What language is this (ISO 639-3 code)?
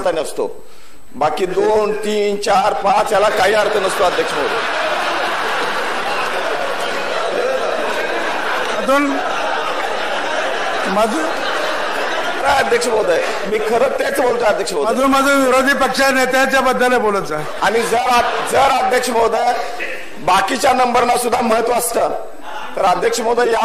mar